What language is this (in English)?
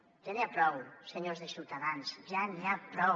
Catalan